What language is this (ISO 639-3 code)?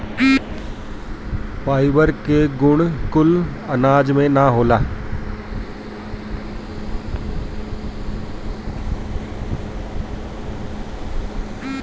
bho